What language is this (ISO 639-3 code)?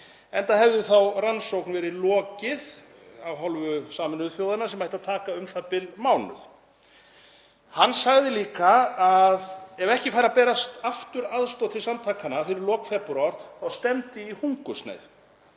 isl